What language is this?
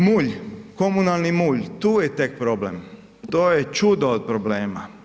Croatian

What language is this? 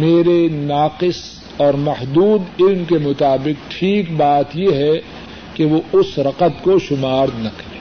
Urdu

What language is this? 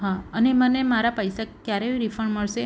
Gujarati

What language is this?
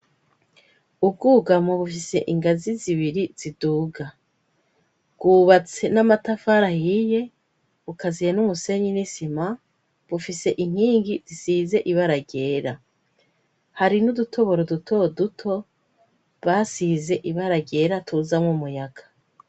Rundi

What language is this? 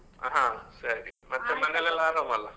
Kannada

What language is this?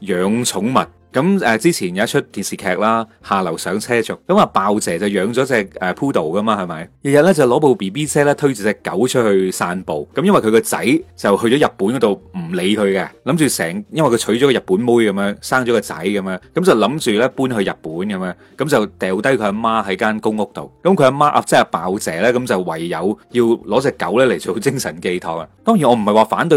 Chinese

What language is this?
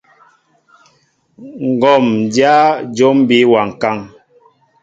Mbo (Cameroon)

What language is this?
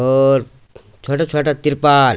Garhwali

